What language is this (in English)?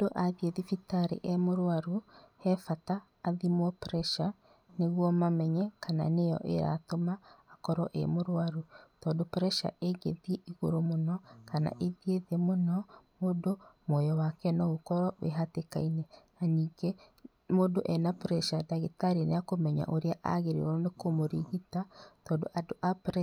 Kikuyu